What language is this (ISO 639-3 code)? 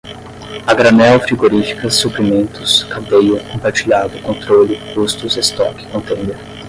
por